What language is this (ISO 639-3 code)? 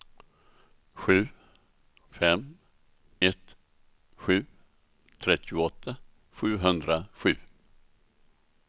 swe